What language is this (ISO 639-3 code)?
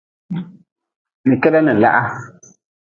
nmz